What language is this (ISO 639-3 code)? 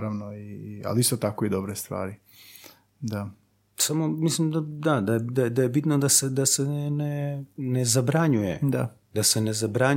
hrv